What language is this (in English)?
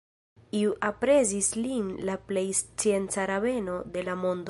Esperanto